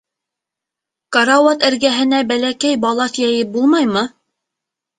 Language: Bashkir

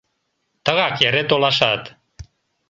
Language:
Mari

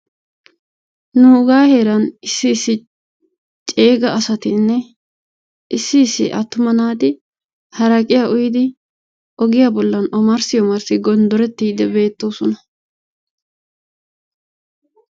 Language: Wolaytta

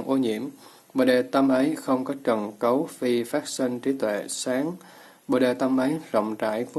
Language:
Vietnamese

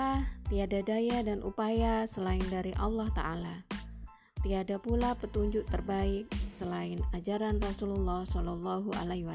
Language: Indonesian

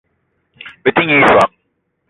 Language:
Eton (Cameroon)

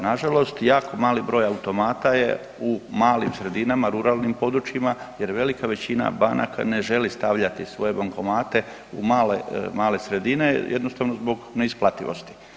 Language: Croatian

